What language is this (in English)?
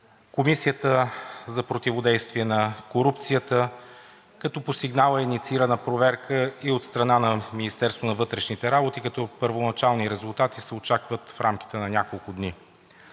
Bulgarian